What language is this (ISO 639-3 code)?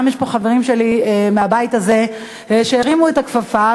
heb